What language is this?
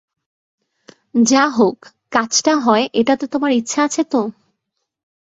Bangla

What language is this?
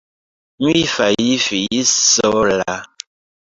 Esperanto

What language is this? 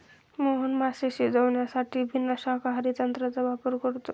Marathi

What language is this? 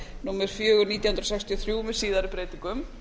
Icelandic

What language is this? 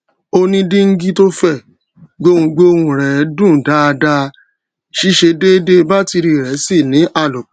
Yoruba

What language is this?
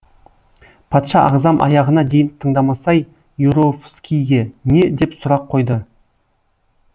Kazakh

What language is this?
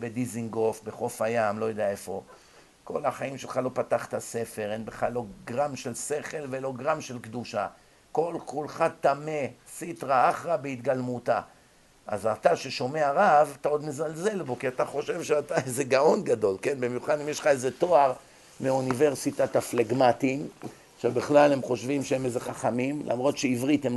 Hebrew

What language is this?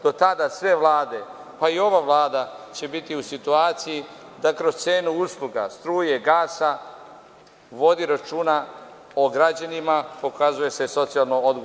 Serbian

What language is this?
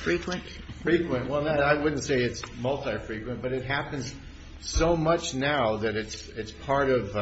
English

